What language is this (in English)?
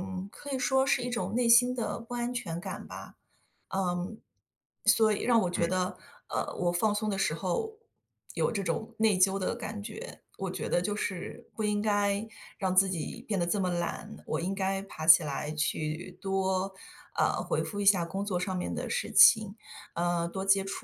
Chinese